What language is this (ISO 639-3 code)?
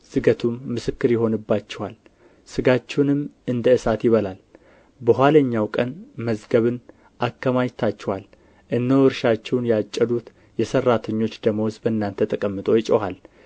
amh